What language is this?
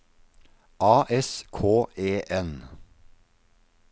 Norwegian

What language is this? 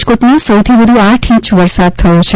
Gujarati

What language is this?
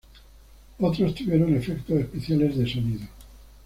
Spanish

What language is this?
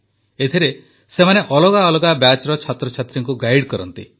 Odia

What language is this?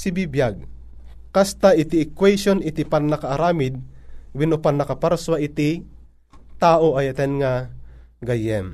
Filipino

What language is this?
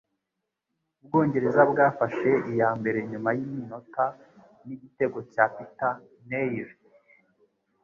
Kinyarwanda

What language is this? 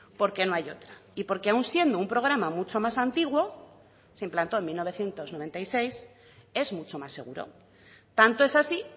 Spanish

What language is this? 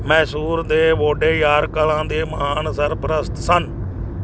Punjabi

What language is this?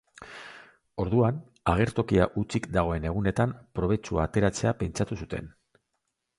Basque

